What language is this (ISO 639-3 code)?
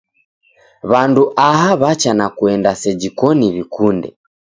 dav